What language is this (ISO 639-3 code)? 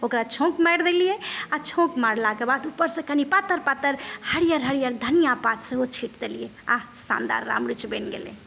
mai